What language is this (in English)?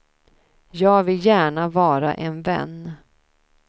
Swedish